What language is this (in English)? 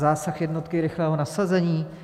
Czech